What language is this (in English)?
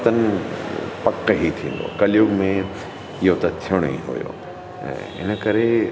Sindhi